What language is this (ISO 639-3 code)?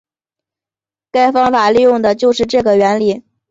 zho